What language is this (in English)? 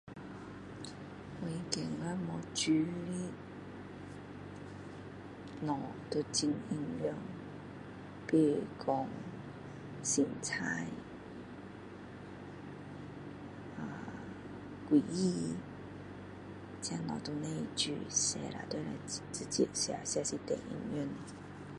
Min Dong Chinese